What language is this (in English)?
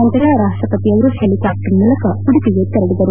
Kannada